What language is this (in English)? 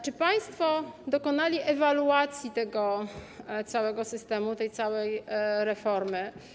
Polish